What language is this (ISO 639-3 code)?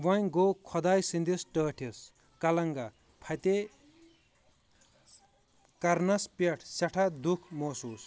kas